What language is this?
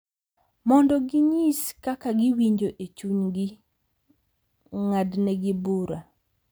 Luo (Kenya and Tanzania)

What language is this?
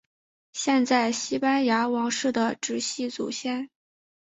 Chinese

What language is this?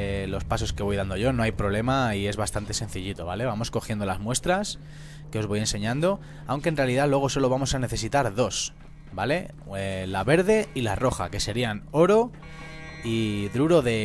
Spanish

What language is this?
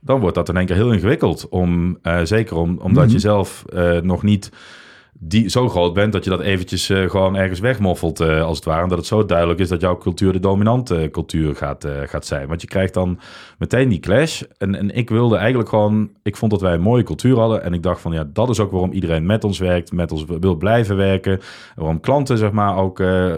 Dutch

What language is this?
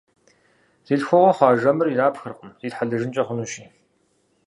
Kabardian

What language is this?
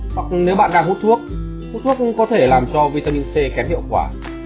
Vietnamese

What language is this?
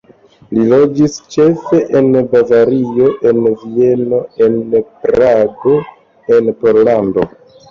Esperanto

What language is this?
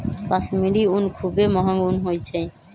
Magahi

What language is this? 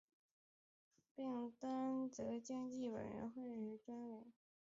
Chinese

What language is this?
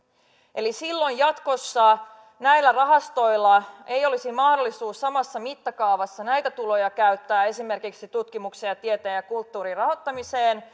Finnish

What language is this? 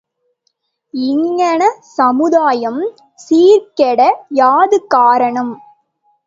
Tamil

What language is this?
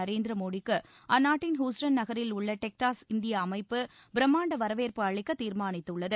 Tamil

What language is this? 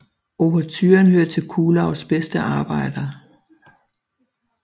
Danish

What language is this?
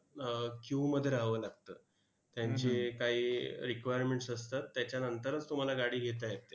Marathi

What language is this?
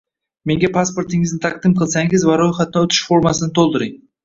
Uzbek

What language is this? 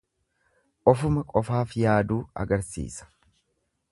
Oromo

